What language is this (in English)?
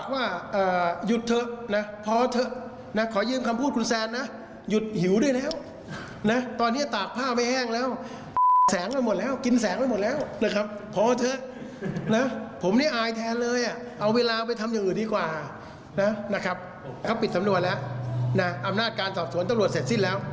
Thai